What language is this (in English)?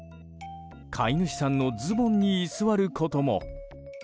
Japanese